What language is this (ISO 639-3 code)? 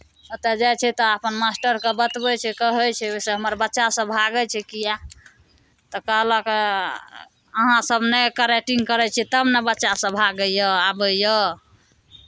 mai